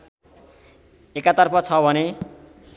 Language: Nepali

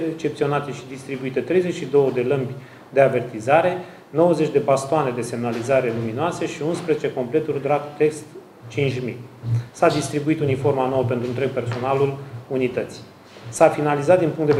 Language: Romanian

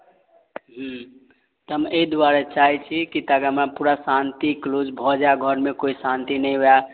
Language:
Maithili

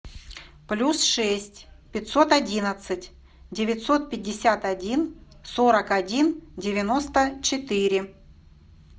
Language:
Russian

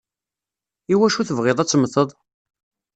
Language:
Kabyle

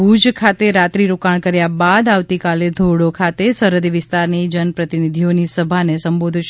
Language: Gujarati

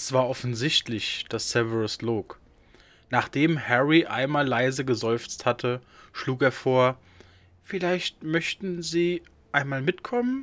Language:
German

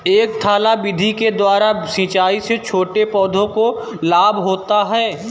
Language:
Hindi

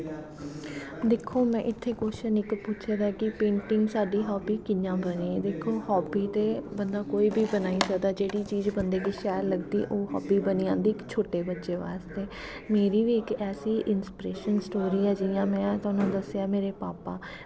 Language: Dogri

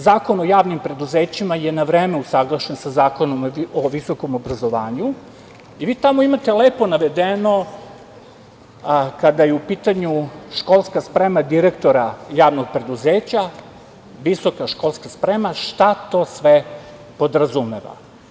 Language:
Serbian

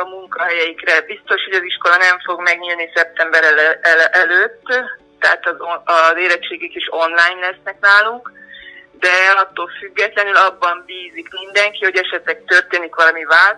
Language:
Hungarian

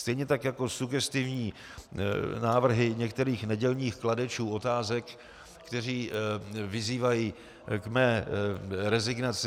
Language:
Czech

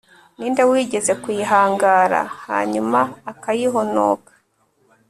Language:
Kinyarwanda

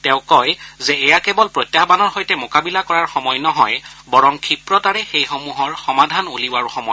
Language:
Assamese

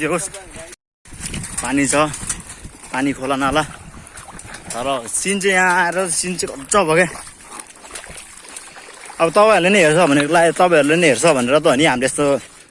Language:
Nepali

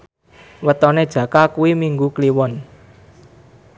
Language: Javanese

